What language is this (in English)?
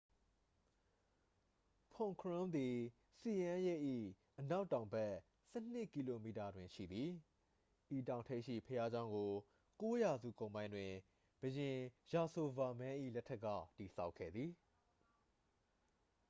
Burmese